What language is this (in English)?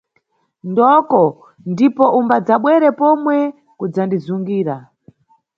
Nyungwe